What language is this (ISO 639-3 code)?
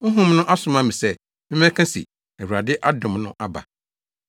aka